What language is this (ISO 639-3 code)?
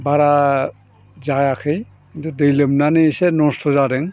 brx